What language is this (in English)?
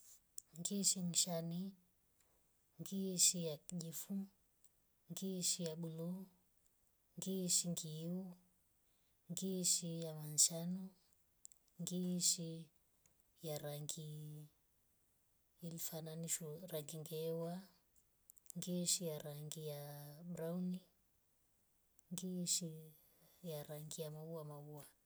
Rombo